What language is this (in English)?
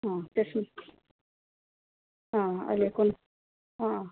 Nepali